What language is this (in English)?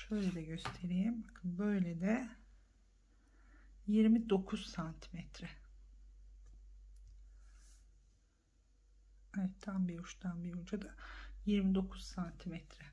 Turkish